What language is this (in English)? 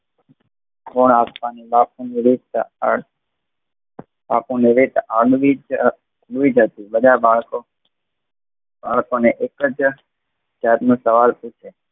Gujarati